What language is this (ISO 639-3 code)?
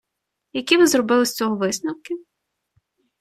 ukr